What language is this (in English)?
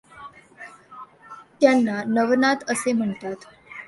Marathi